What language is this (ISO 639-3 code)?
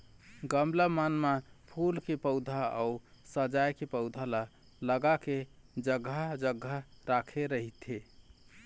hne